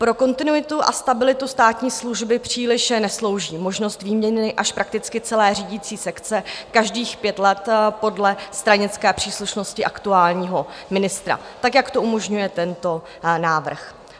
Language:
Czech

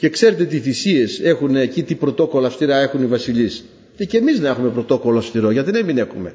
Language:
Greek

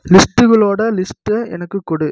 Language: Tamil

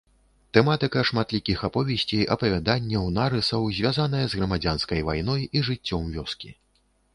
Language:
Belarusian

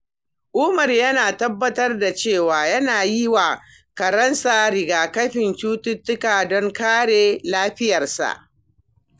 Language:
Hausa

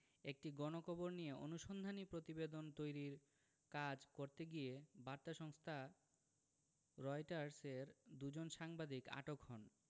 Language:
Bangla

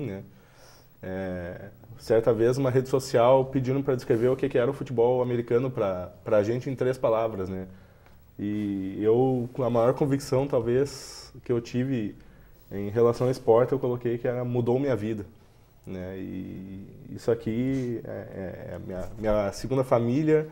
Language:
Portuguese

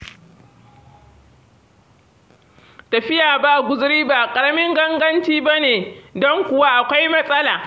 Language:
Hausa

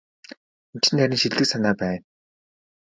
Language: Mongolian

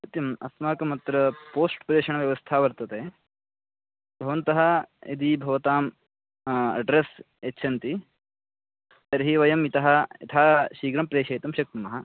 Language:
Sanskrit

